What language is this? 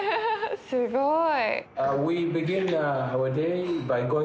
Japanese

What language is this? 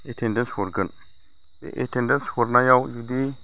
Bodo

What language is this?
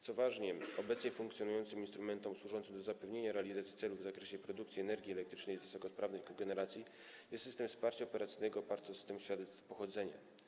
Polish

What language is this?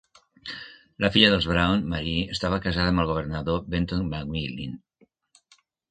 Catalan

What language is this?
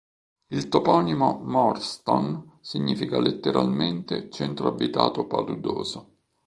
Italian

